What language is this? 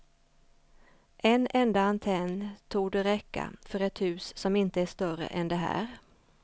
Swedish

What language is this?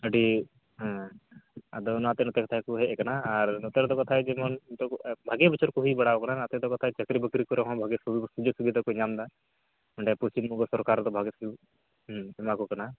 Santali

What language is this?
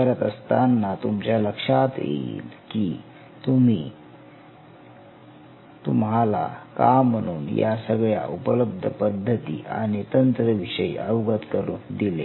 Marathi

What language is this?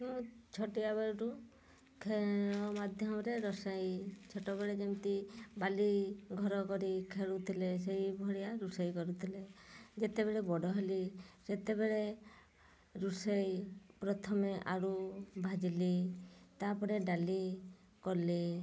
Odia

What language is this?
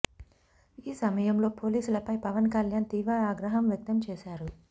Telugu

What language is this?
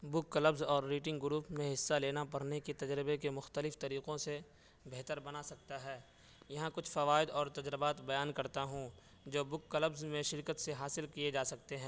Urdu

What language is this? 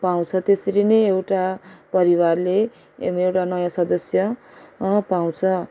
Nepali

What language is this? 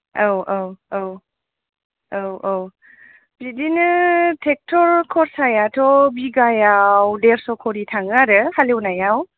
Bodo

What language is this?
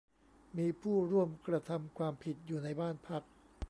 Thai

